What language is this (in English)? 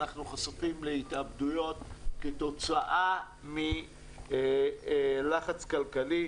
Hebrew